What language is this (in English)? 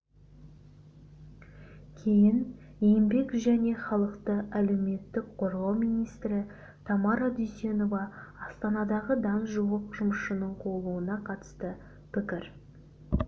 Kazakh